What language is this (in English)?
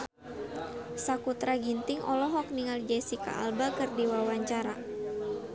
Sundanese